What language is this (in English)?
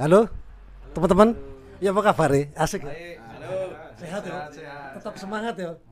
Indonesian